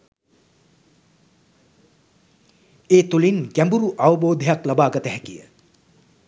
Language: Sinhala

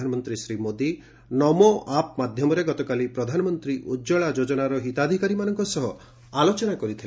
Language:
Odia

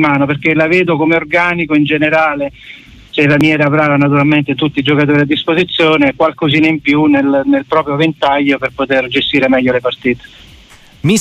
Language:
Italian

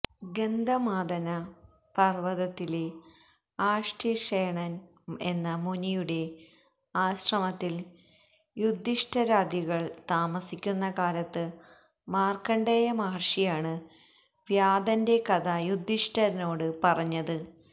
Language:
Malayalam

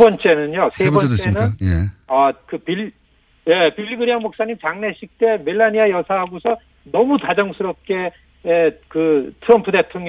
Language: Korean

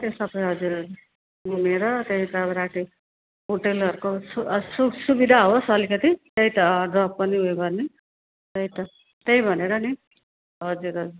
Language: Nepali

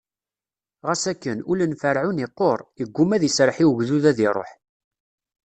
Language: Kabyle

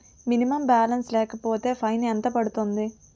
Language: Telugu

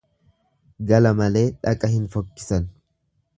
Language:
Oromo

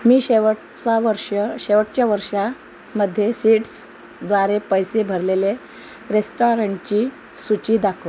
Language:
Marathi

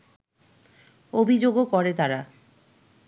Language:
Bangla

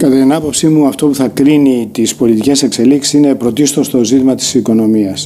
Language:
Greek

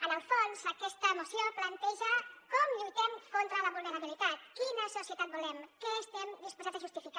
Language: Catalan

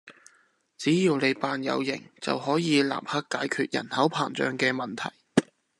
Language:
Cantonese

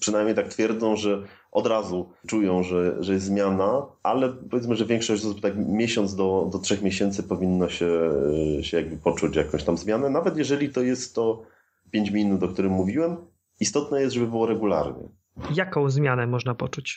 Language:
Polish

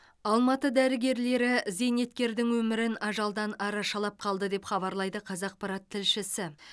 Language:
Kazakh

